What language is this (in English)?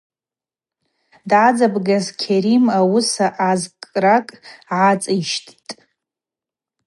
Abaza